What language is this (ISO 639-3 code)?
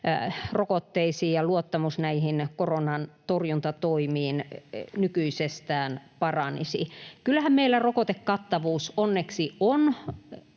fin